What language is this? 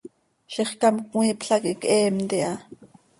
Seri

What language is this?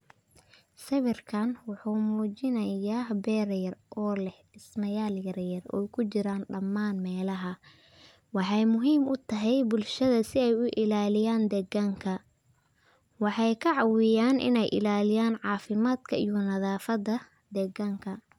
Somali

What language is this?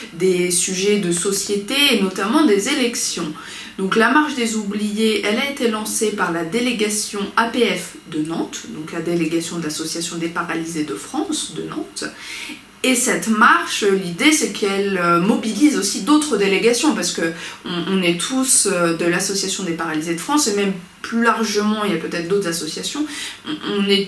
French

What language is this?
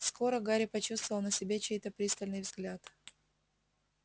Russian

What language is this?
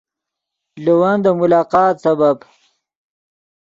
Yidgha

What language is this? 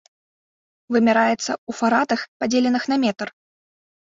Belarusian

